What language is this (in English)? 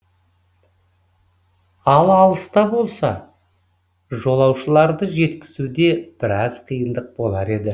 Kazakh